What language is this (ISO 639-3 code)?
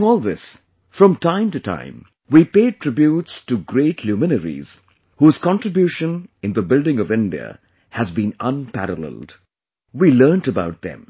eng